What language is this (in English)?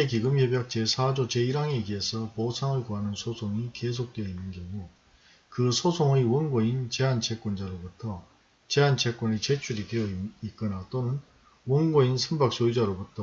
Korean